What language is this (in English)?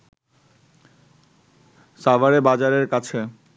Bangla